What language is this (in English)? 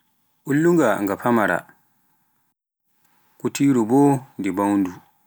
Pular